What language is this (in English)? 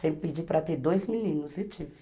Portuguese